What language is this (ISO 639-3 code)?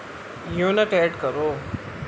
urd